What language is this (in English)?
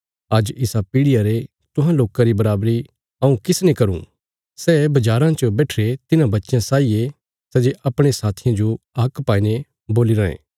Bilaspuri